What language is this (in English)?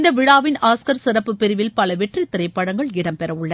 Tamil